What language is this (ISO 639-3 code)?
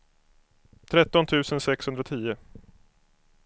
swe